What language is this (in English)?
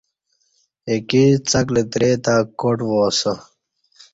Kati